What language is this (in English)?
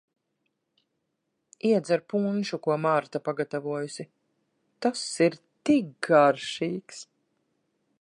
Latvian